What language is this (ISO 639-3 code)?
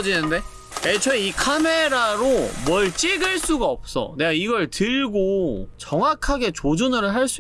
kor